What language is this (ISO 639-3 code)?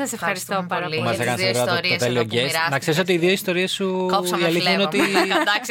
ell